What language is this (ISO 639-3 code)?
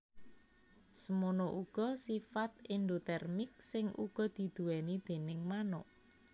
jav